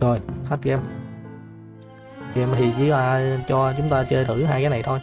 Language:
Vietnamese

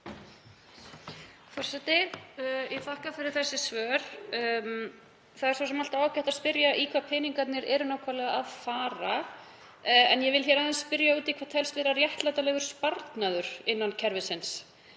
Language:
Icelandic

